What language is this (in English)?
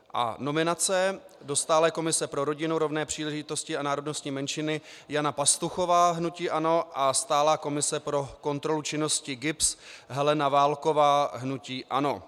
Czech